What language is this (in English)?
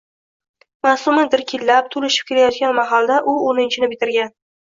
Uzbek